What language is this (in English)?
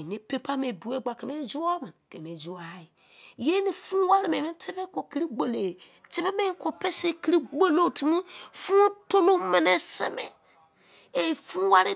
Izon